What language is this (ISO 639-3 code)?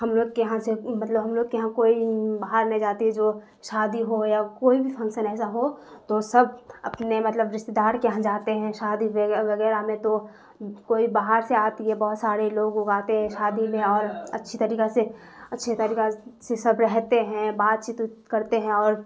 urd